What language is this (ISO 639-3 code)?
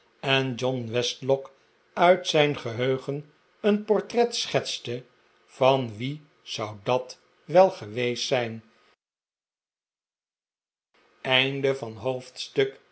nld